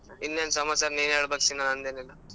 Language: Kannada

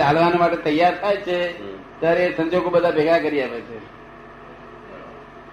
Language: Gujarati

